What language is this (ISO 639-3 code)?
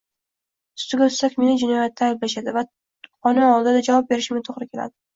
uzb